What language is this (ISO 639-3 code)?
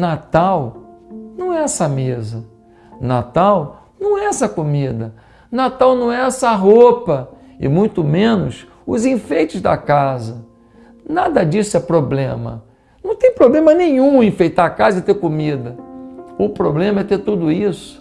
por